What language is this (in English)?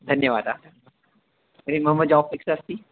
Sanskrit